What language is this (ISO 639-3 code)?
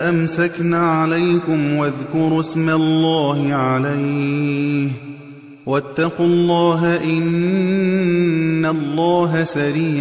ara